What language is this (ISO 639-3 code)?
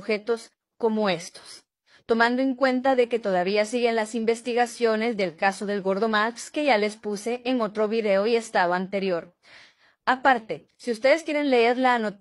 spa